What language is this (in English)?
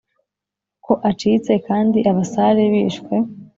Kinyarwanda